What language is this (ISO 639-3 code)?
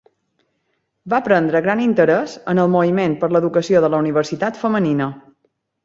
cat